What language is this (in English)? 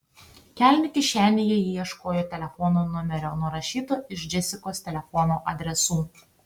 Lithuanian